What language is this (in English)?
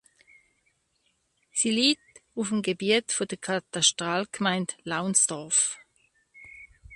German